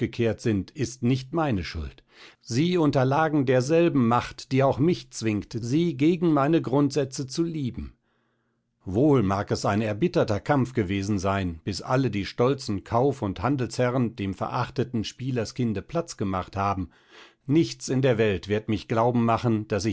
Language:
German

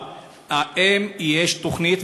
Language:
Hebrew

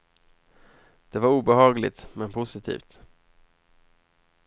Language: Swedish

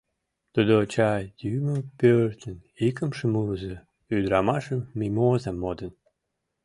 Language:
Mari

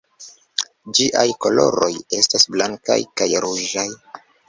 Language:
Esperanto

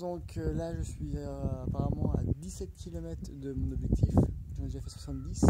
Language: French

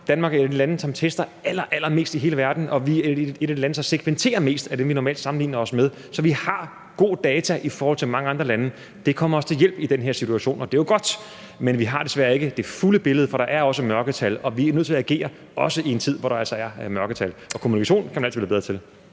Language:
Danish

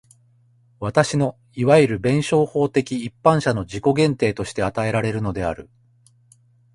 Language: Japanese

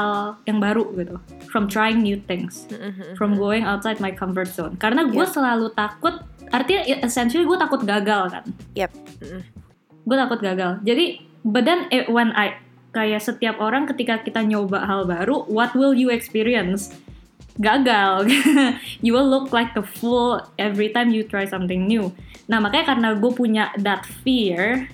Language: Indonesian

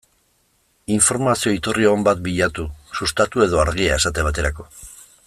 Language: Basque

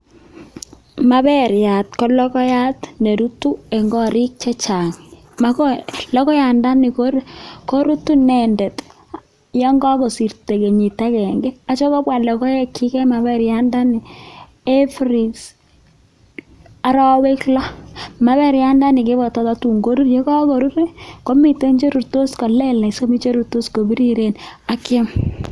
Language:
Kalenjin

